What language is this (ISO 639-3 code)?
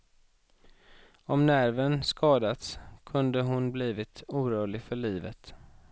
swe